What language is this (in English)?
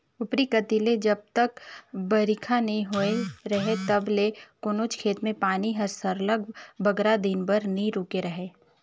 Chhattisgarhi